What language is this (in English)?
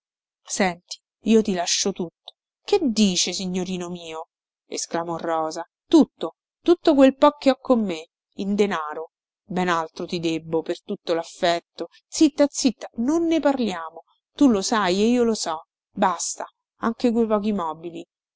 Italian